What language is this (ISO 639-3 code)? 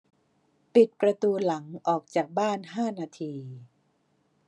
tha